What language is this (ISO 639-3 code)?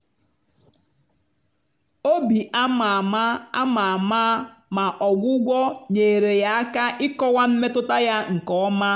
ibo